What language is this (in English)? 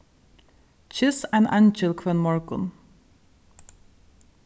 Faroese